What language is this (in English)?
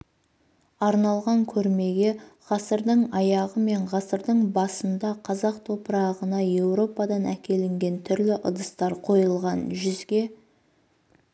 Kazakh